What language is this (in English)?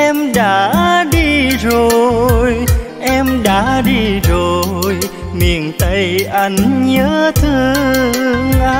Vietnamese